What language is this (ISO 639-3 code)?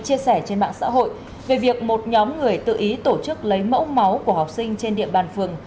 vie